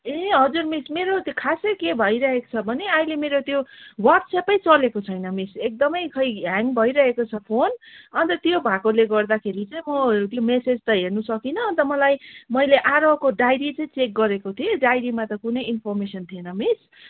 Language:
Nepali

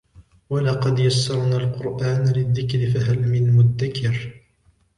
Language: Arabic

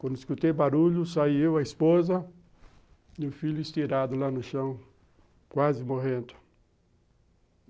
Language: Portuguese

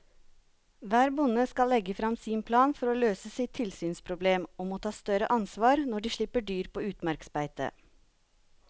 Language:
Norwegian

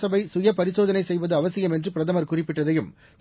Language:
Tamil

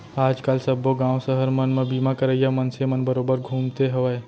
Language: Chhattisgarhi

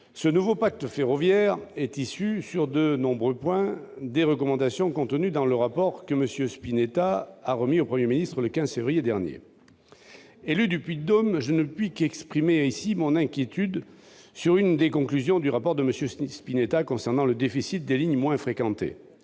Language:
French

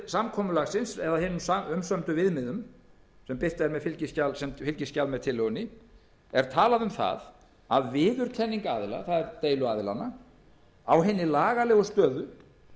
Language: Icelandic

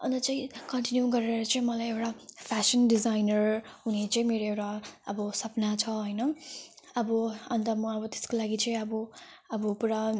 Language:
Nepali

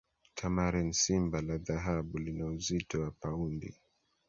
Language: Swahili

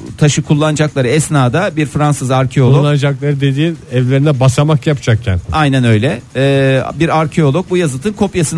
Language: Turkish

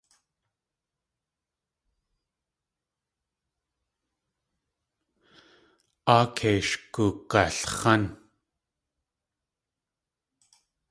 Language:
Tlingit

